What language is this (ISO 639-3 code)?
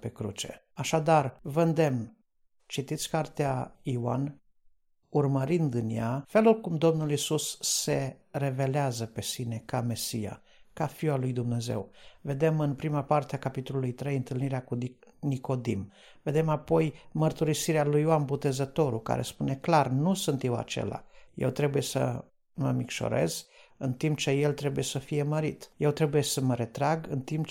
ron